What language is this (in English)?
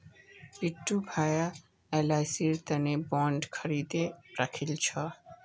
Magahi